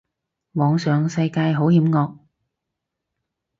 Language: Cantonese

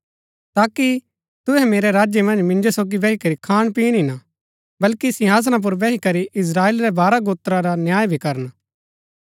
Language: Gaddi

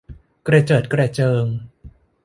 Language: Thai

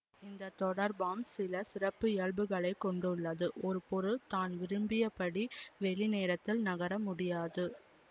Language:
Tamil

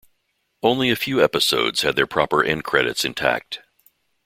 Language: English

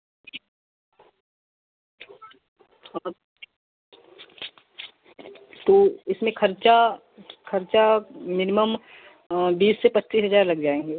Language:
Hindi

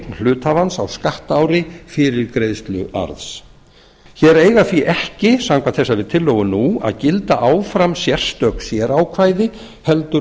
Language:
Icelandic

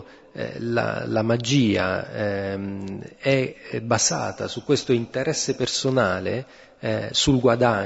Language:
Italian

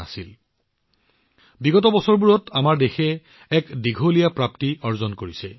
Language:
Assamese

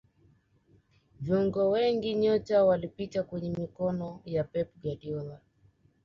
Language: Swahili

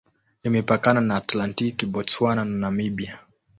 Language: Swahili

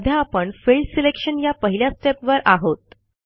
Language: Marathi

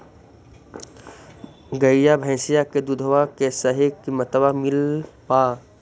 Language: Magahi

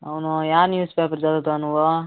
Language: Telugu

